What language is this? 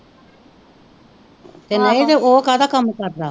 Punjabi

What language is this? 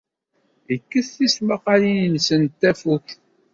Kabyle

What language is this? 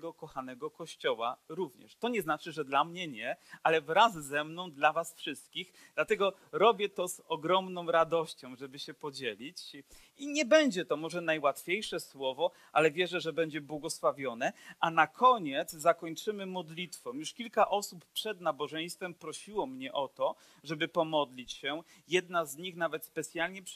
Polish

